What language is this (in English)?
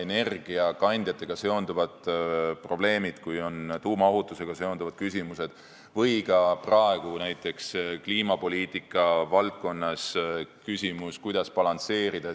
Estonian